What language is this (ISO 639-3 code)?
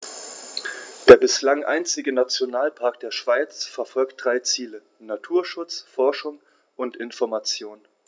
deu